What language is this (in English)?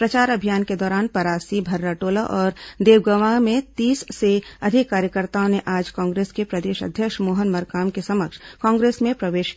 Hindi